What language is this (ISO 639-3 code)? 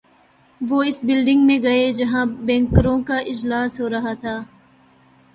urd